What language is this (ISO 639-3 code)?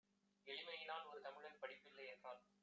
tam